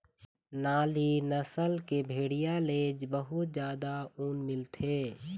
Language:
Chhattisgarhi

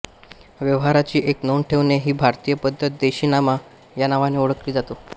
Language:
Marathi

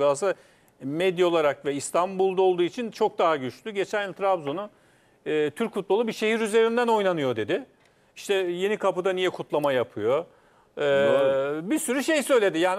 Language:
Turkish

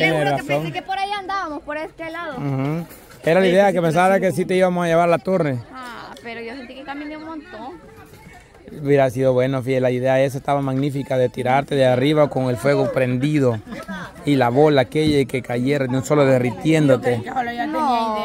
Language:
Spanish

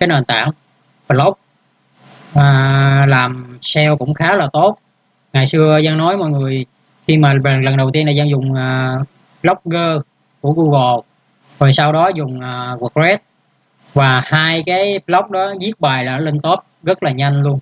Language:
Vietnamese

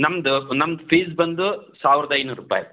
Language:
Kannada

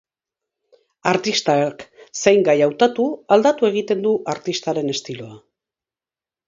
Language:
Basque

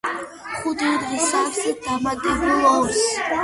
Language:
Georgian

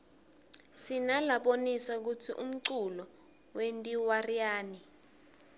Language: Swati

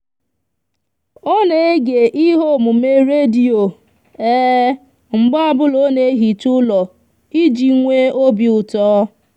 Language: Igbo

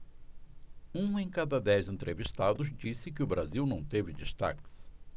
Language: Portuguese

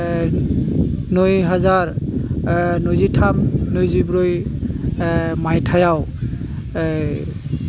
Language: Bodo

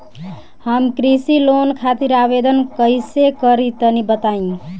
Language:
Bhojpuri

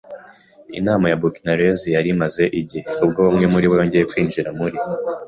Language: Kinyarwanda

